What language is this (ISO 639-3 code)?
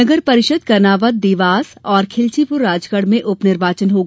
hin